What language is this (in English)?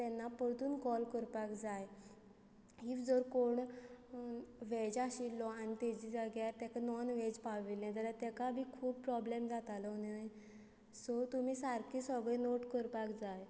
Konkani